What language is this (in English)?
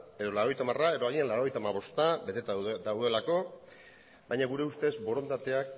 Basque